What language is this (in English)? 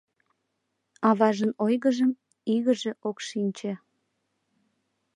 Mari